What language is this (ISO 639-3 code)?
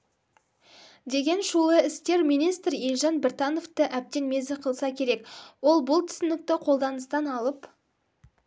kaz